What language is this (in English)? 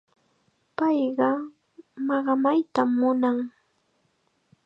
Chiquián Ancash Quechua